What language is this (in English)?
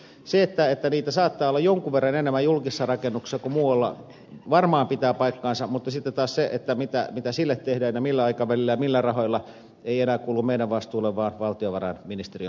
Finnish